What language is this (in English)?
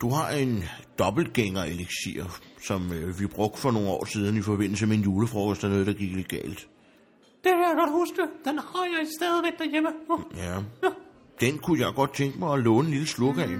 Danish